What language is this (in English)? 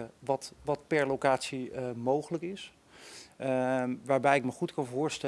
Dutch